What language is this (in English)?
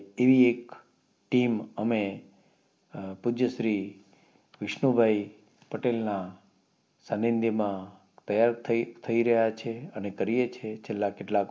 Gujarati